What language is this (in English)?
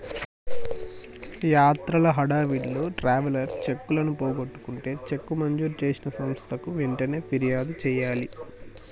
Telugu